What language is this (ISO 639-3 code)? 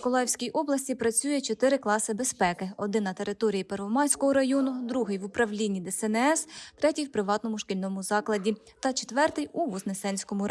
ukr